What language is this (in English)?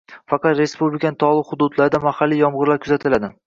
Uzbek